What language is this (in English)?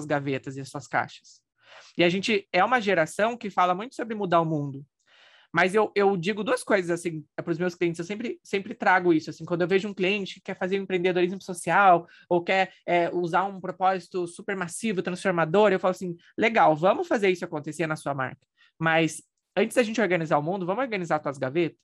Portuguese